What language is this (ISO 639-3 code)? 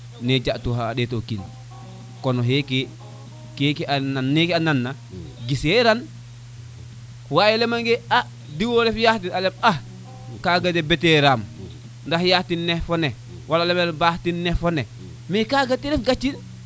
srr